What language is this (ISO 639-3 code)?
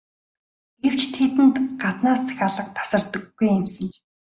mon